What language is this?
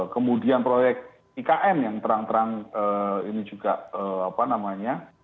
Indonesian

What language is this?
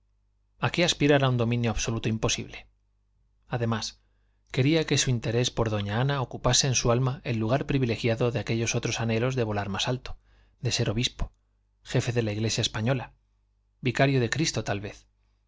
Spanish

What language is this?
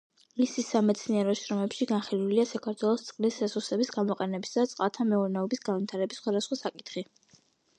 Georgian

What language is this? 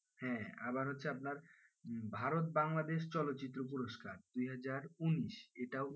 Bangla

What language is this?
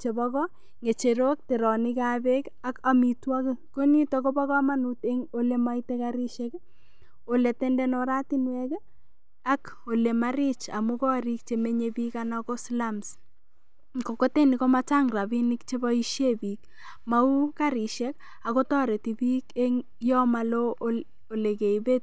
Kalenjin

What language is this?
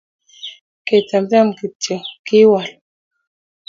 Kalenjin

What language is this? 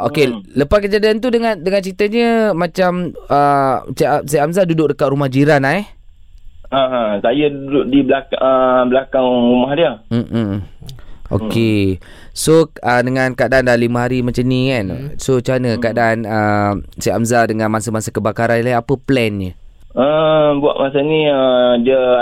Malay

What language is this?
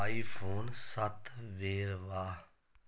Punjabi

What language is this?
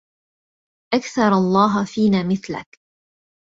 Arabic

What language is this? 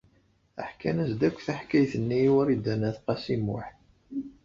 Kabyle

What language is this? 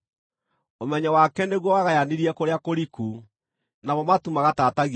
Kikuyu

